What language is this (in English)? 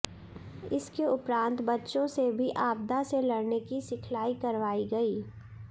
Hindi